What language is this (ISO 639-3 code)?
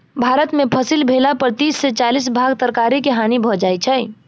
mai